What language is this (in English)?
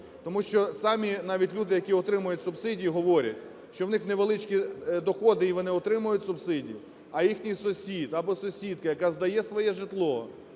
Ukrainian